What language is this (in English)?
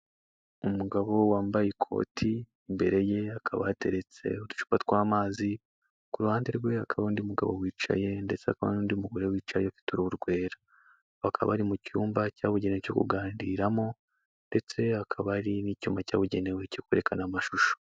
Kinyarwanda